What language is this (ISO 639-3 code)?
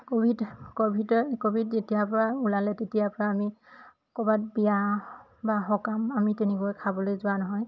asm